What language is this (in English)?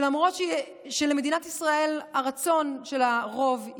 Hebrew